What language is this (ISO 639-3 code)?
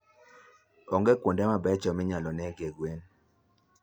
luo